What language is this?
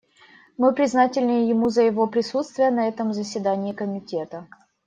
Russian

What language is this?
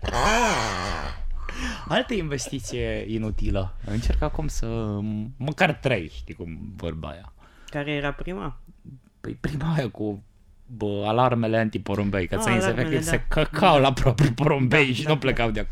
Romanian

